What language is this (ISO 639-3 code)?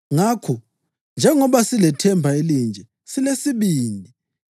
nde